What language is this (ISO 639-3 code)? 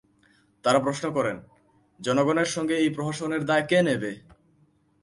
ben